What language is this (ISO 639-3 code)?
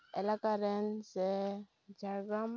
sat